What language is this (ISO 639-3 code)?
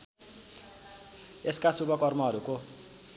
nep